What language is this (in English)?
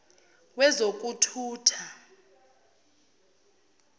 Zulu